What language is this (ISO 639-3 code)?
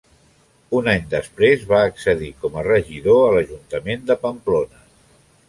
cat